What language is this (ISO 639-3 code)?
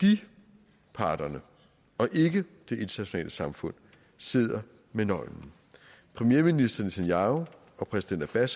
dan